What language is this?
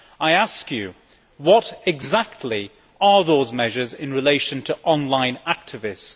English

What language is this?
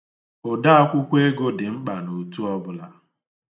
Igbo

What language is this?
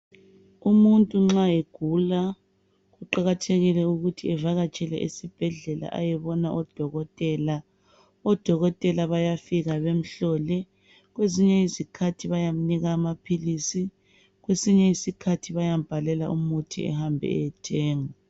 North Ndebele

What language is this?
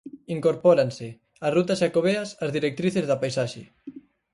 Galician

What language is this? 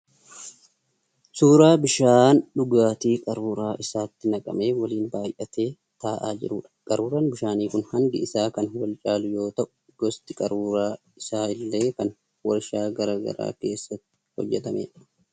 Oromo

